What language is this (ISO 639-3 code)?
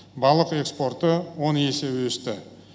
kaz